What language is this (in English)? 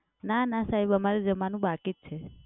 Gujarati